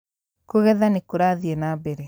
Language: Kikuyu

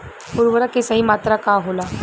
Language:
Bhojpuri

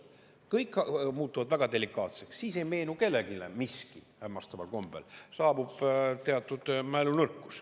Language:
Estonian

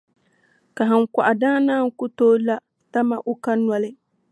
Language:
Dagbani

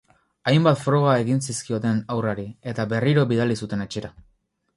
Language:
Basque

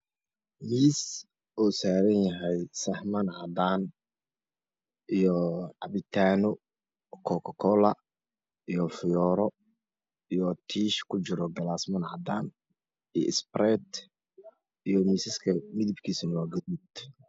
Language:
Somali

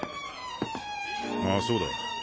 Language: Japanese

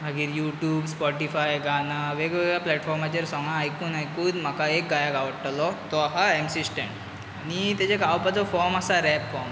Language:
Konkani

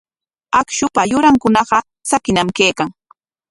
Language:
Corongo Ancash Quechua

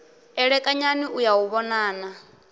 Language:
Venda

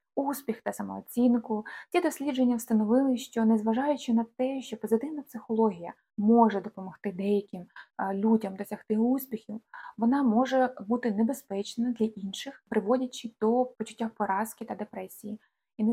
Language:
Ukrainian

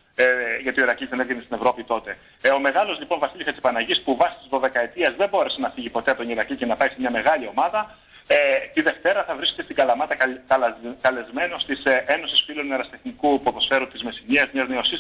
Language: Greek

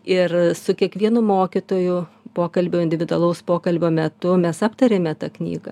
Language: Lithuanian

